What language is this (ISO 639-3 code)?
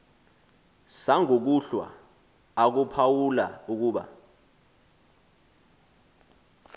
xho